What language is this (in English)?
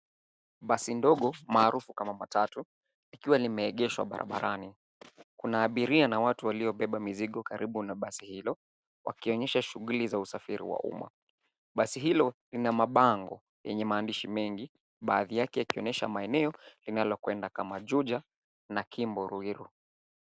Swahili